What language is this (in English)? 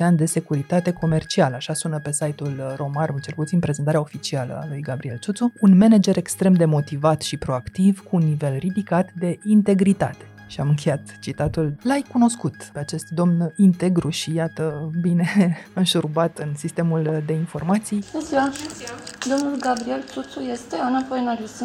Romanian